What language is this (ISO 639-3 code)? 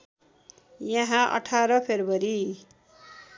nep